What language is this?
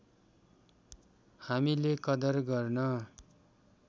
Nepali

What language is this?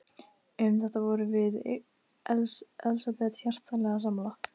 Icelandic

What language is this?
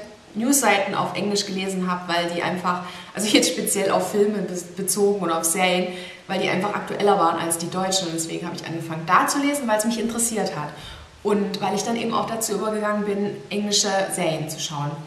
German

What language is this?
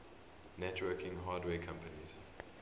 English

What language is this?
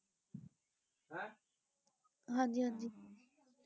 Punjabi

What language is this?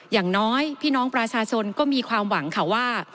Thai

